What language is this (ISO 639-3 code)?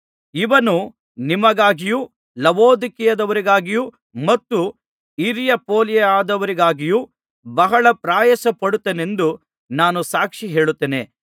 kan